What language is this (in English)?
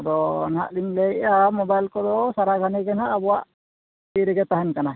Santali